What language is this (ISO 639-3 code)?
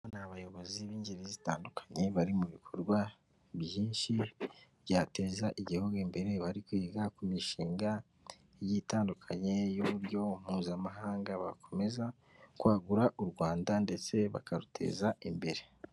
kin